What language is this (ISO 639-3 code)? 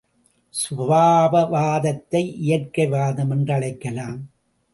tam